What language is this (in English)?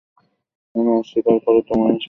Bangla